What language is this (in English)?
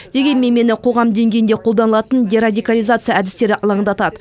Kazakh